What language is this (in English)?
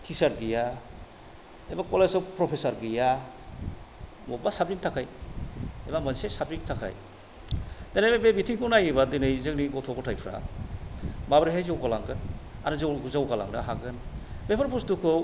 Bodo